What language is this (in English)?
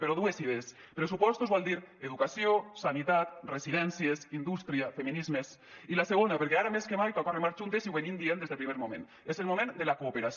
Catalan